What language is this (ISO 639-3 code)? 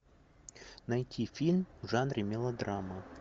rus